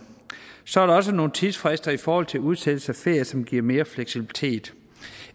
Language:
Danish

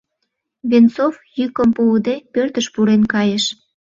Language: Mari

